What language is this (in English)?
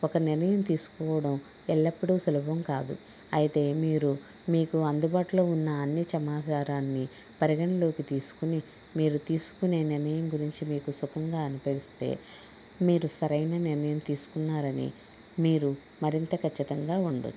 Telugu